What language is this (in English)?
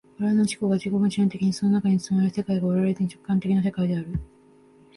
Japanese